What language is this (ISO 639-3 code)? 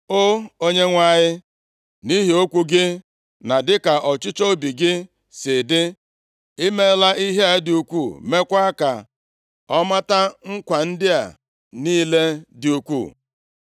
ibo